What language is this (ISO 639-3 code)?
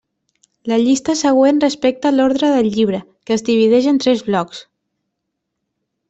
cat